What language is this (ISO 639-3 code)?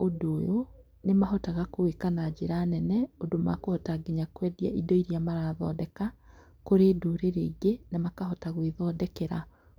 kik